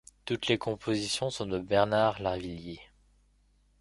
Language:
French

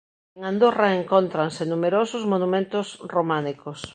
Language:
Galician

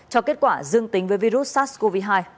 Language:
Vietnamese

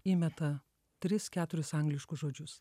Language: Lithuanian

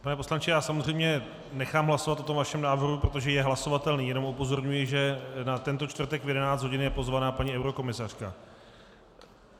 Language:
Czech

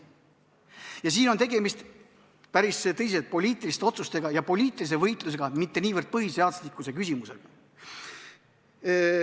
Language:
Estonian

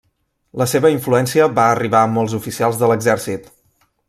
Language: Catalan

